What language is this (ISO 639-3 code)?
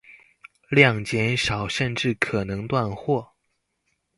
zho